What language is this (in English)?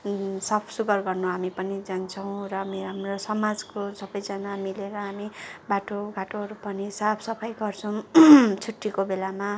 Nepali